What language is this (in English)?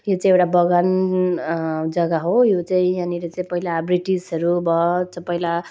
Nepali